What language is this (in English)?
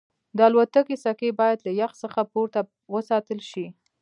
Pashto